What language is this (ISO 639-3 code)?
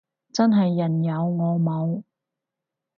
yue